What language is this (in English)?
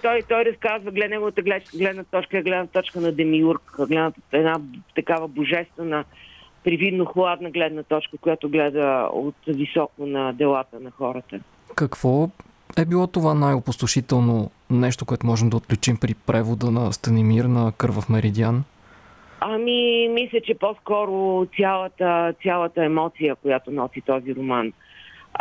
Bulgarian